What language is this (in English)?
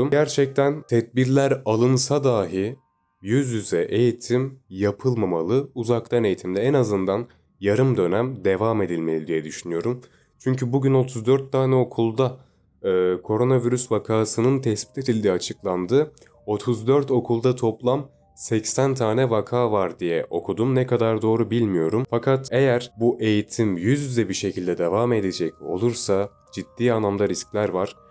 Turkish